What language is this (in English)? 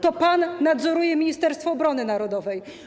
Polish